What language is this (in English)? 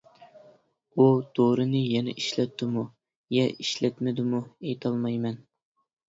Uyghur